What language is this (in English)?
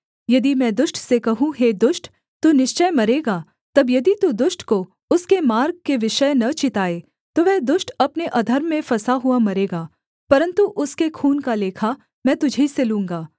Hindi